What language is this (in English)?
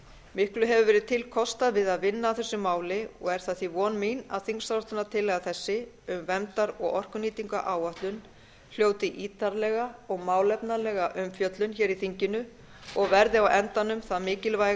Icelandic